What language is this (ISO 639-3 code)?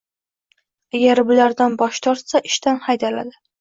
uzb